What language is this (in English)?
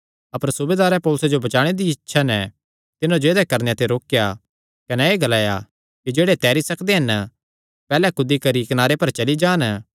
Kangri